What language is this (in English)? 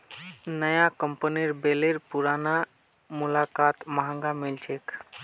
Magahi